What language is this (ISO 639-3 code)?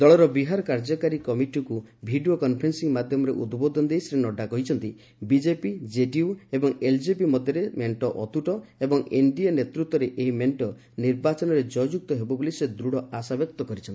ori